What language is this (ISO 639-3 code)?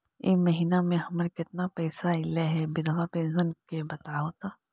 mag